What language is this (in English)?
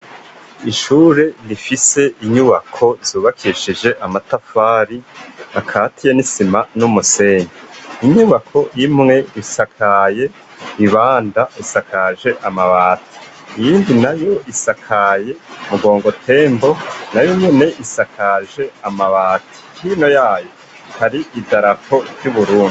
Rundi